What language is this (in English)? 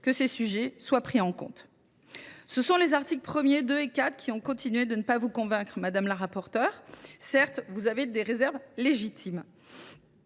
French